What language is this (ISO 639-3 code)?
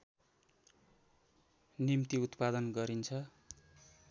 nep